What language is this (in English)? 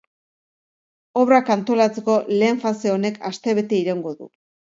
Basque